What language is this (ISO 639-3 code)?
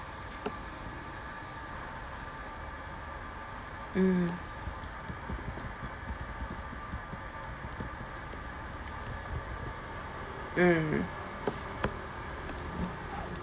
eng